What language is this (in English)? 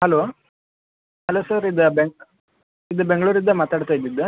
Kannada